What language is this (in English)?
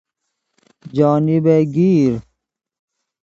Persian